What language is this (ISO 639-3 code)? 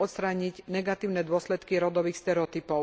slk